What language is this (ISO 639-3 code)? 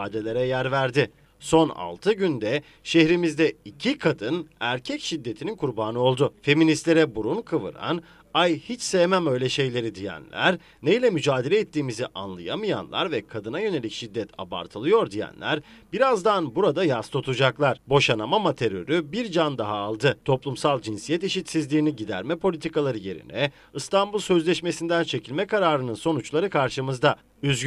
tur